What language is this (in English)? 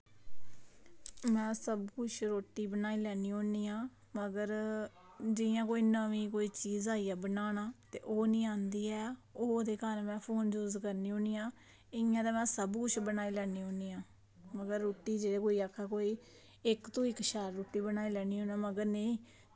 Dogri